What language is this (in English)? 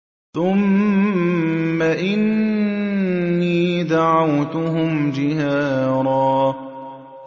Arabic